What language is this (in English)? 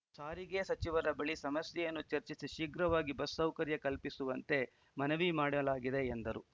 Kannada